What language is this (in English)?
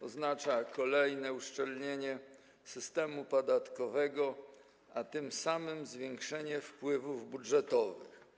Polish